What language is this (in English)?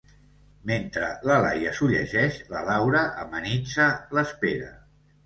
Catalan